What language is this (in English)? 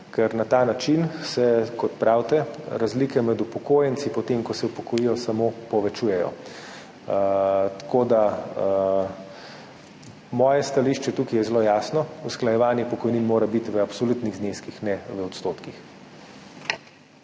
Slovenian